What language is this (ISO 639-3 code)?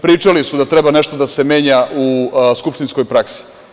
srp